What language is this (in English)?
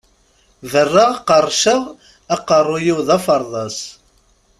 Kabyle